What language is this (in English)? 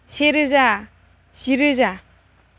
Bodo